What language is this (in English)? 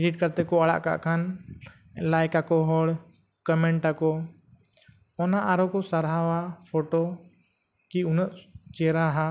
Santali